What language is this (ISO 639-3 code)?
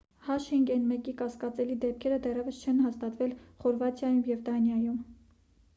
hye